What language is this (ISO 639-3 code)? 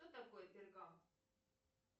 rus